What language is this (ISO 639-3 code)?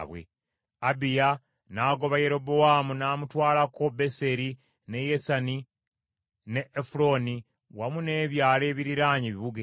lug